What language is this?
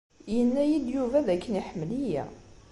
Kabyle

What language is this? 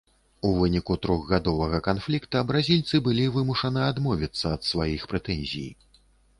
Belarusian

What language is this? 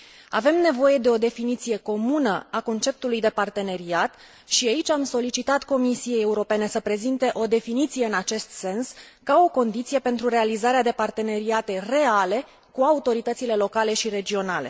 Romanian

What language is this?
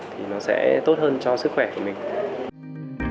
Vietnamese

